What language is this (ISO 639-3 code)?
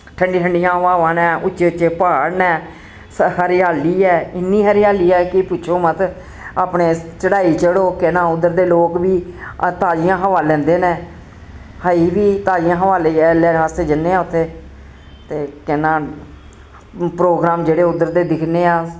doi